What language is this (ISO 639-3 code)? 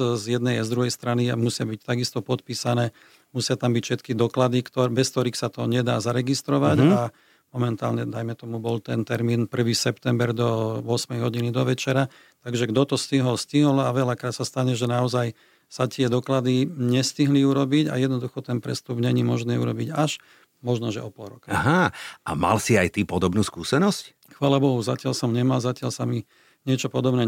slk